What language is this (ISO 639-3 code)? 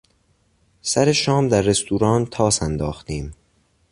fas